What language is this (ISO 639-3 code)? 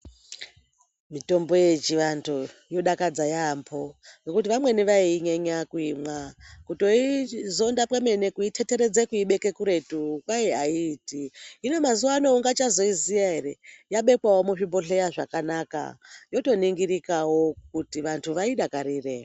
ndc